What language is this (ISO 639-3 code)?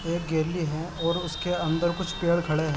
urd